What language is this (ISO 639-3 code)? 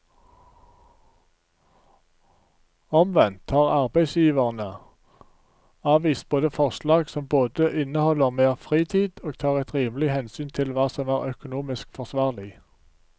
nor